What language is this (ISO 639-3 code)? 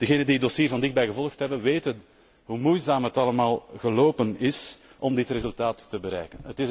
nld